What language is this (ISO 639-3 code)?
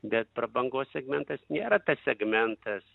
lit